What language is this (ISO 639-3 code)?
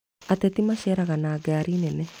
kik